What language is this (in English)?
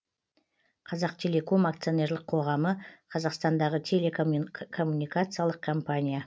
Kazakh